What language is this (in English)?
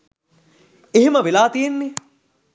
Sinhala